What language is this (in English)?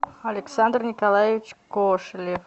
Russian